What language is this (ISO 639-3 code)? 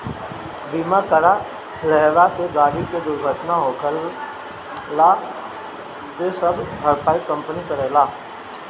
bho